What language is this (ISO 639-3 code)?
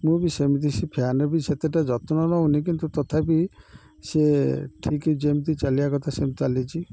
ori